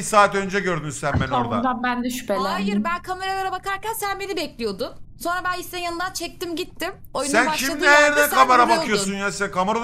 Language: Turkish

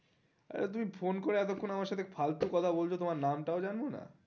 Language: Bangla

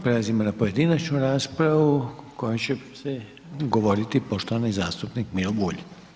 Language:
Croatian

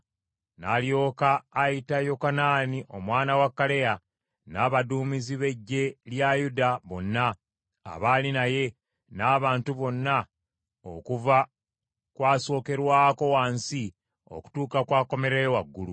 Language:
Ganda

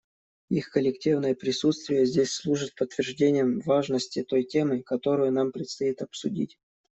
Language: Russian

